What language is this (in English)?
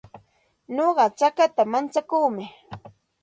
Santa Ana de Tusi Pasco Quechua